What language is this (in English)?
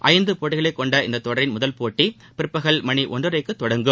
Tamil